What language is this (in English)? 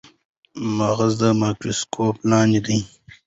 Pashto